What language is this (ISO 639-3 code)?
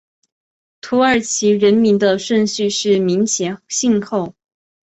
zho